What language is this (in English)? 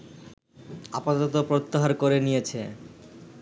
Bangla